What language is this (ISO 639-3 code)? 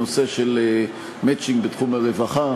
heb